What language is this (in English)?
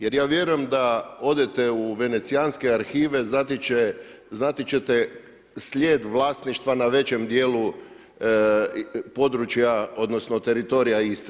Croatian